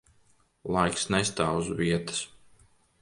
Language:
Latvian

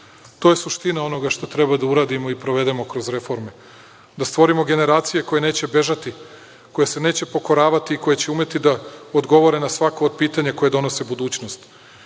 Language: Serbian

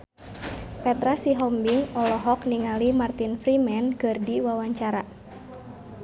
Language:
Sundanese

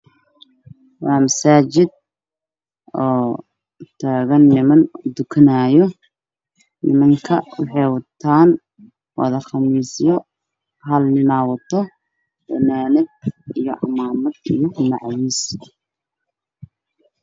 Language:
Somali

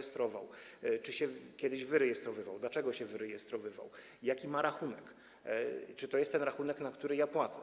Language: Polish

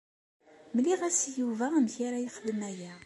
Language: Kabyle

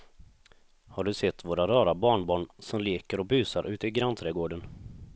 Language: Swedish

